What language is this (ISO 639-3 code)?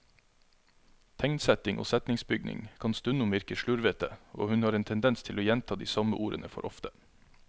nor